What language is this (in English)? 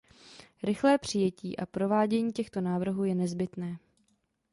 Czech